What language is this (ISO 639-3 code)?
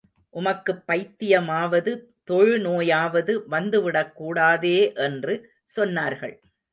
tam